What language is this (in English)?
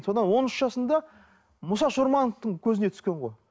Kazakh